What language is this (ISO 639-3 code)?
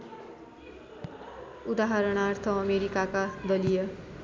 nep